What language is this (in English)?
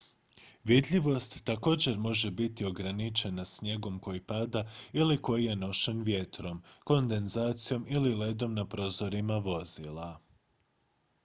Croatian